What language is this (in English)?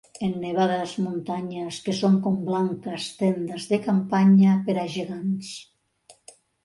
Catalan